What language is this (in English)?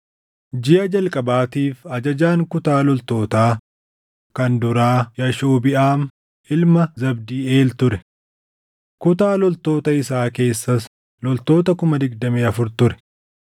Oromo